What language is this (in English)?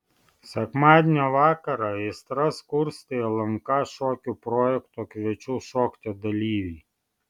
Lithuanian